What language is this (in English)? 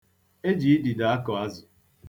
Igbo